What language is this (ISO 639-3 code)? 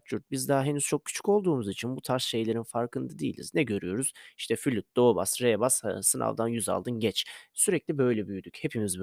tur